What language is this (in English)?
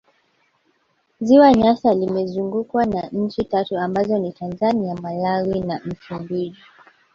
Swahili